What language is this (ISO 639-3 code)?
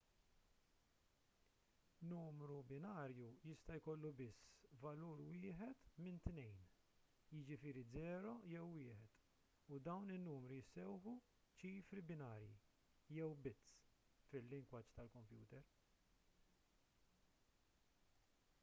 mlt